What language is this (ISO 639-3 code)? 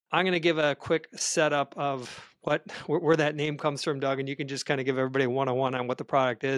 eng